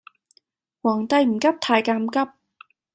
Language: Cantonese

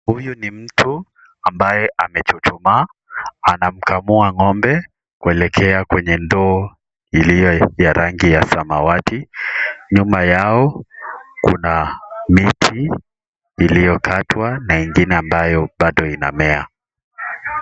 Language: Swahili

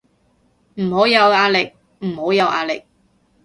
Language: Cantonese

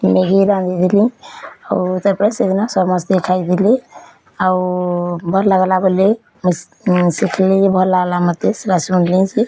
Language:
Odia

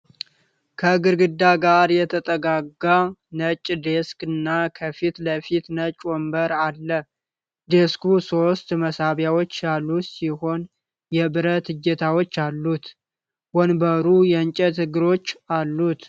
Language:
Amharic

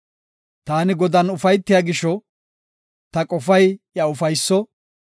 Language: Gofa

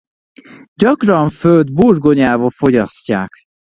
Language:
Hungarian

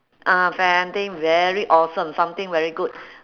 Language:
English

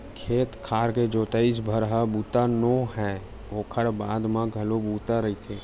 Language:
Chhattisgarhi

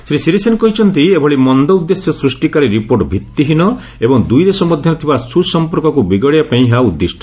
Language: Odia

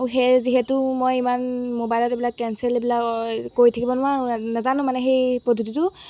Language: Assamese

